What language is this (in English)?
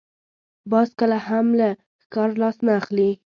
Pashto